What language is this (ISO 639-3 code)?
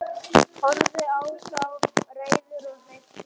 isl